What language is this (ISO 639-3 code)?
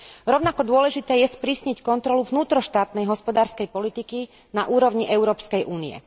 slk